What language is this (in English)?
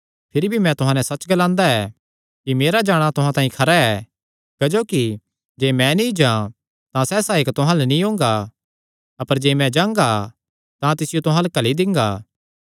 Kangri